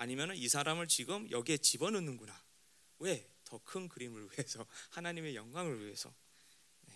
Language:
Korean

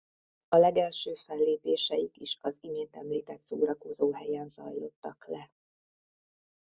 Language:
Hungarian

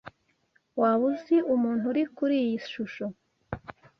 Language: Kinyarwanda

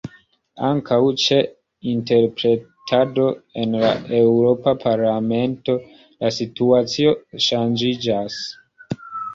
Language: Esperanto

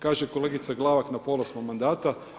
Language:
Croatian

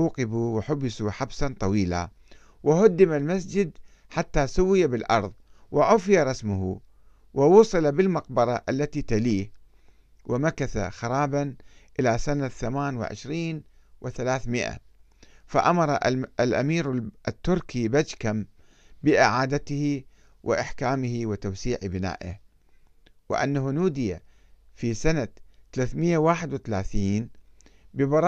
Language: Arabic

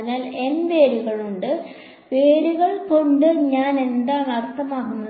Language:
Malayalam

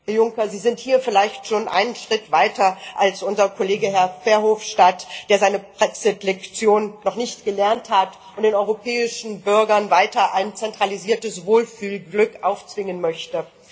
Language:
German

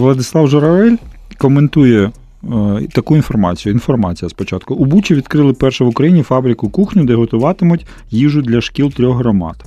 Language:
Ukrainian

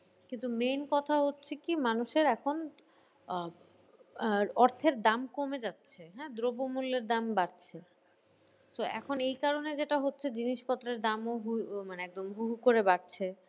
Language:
Bangla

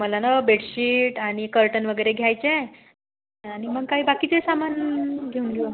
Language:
Marathi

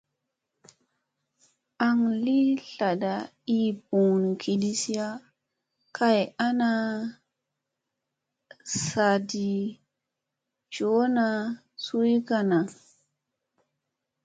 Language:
Musey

